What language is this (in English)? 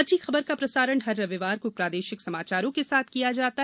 Hindi